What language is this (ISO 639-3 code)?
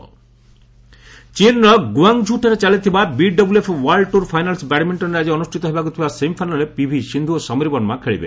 ori